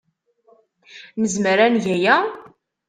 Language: Kabyle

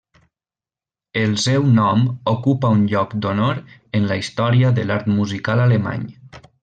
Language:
Catalan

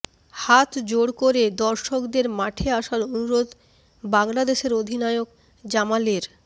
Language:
Bangla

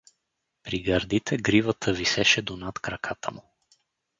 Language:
Bulgarian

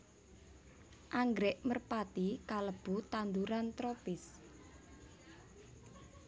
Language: Javanese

